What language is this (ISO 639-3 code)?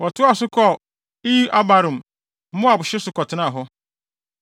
aka